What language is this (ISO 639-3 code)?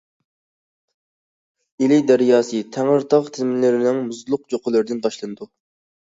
uig